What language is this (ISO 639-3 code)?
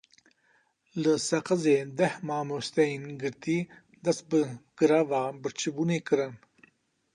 kur